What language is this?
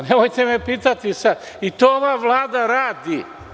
Serbian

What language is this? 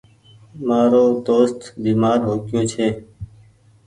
Goaria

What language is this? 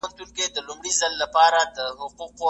Pashto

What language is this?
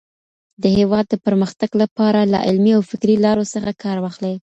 Pashto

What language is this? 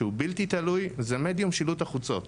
Hebrew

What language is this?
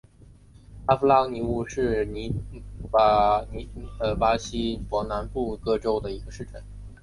Chinese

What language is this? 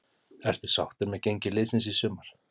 Icelandic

